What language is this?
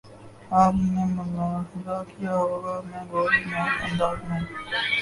Urdu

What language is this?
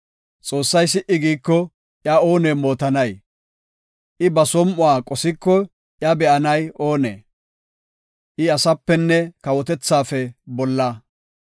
Gofa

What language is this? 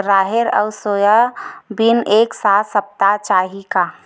Chhattisgarhi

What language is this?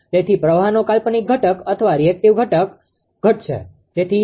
Gujarati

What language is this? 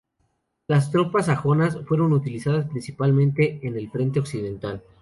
Spanish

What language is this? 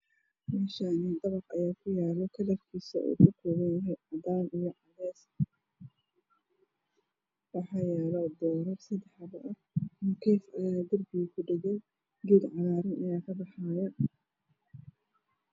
Somali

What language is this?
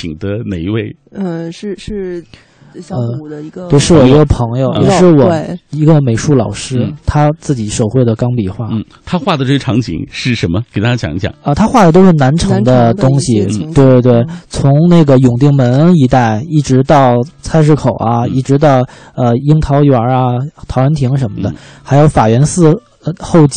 Chinese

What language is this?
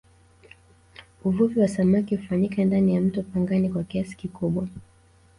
Swahili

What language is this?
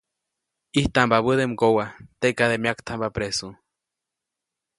Copainalá Zoque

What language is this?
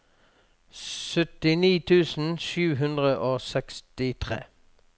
Norwegian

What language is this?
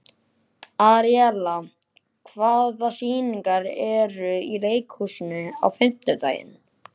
Icelandic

